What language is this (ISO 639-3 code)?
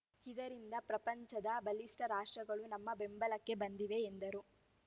kan